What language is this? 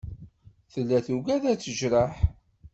Kabyle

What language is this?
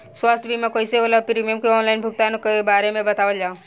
Bhojpuri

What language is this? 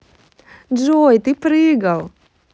Russian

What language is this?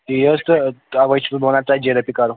Kashmiri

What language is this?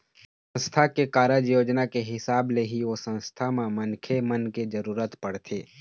Chhattisgarhi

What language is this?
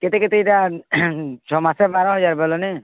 Odia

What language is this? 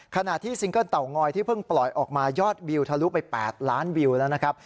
Thai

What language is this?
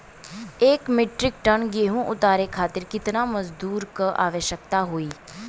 Bhojpuri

